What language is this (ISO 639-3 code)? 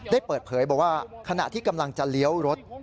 tha